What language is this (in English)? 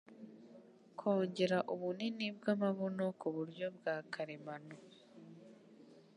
Kinyarwanda